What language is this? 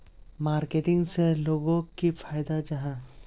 Magahi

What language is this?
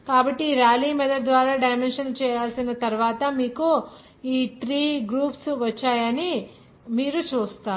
Telugu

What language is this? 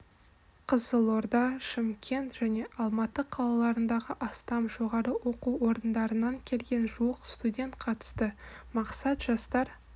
Kazakh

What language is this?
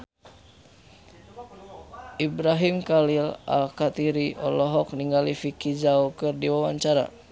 Sundanese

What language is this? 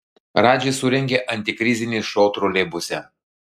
Lithuanian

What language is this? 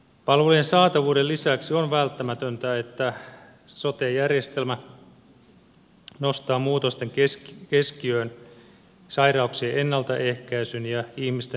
Finnish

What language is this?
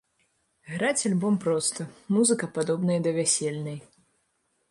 Belarusian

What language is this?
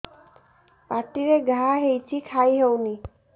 Odia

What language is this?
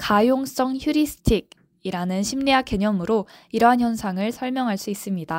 Korean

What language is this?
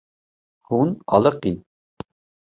Kurdish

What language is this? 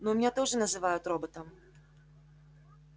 Russian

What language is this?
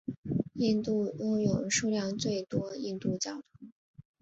Chinese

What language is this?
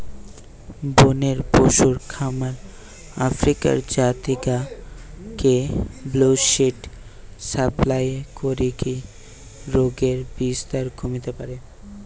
Bangla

